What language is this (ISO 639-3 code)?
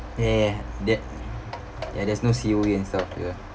eng